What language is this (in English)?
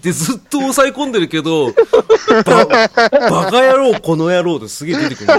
Japanese